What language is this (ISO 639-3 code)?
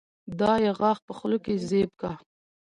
pus